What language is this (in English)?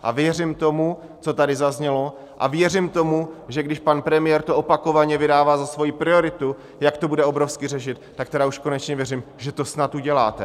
Czech